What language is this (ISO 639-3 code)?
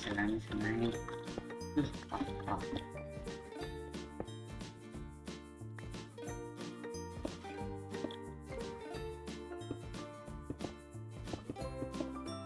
vie